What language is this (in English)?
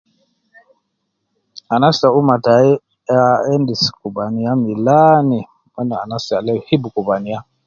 Nubi